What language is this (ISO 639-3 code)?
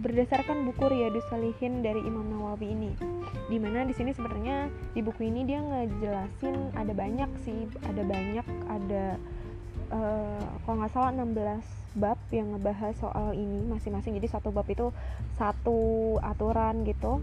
ind